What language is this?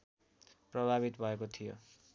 Nepali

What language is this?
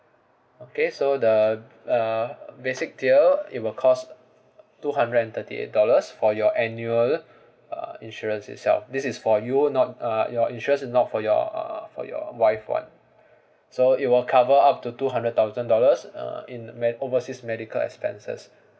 English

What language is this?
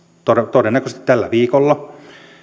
Finnish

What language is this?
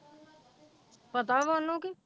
Punjabi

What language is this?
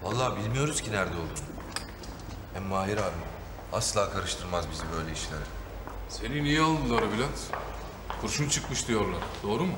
Turkish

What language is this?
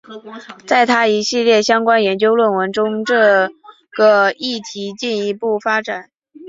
Chinese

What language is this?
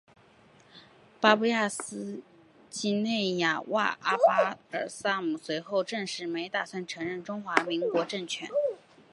Chinese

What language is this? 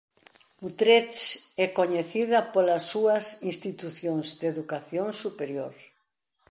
Galician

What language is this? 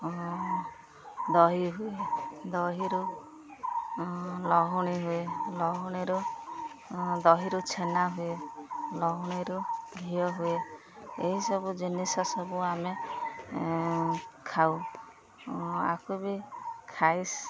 Odia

